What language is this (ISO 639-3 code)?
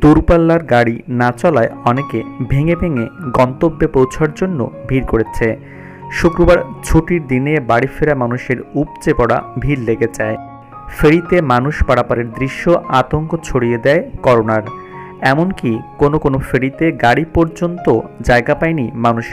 hin